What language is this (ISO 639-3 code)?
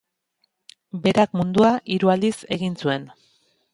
eus